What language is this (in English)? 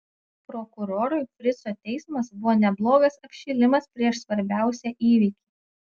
Lithuanian